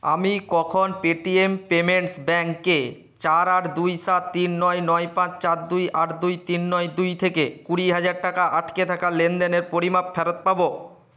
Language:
Bangla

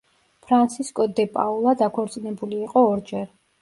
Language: Georgian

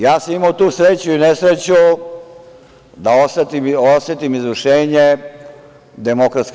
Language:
Serbian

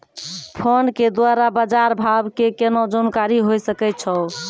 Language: Maithili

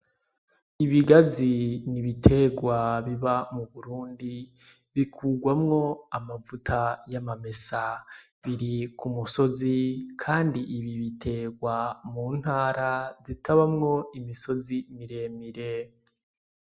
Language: Rundi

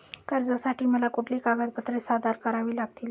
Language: Marathi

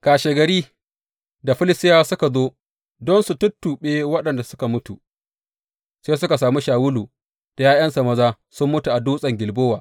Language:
Hausa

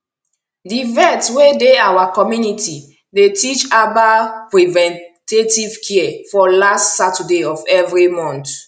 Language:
Nigerian Pidgin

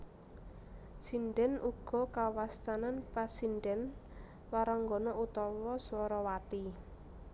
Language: Javanese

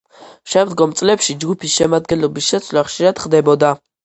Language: Georgian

